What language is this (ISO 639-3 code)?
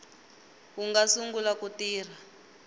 tso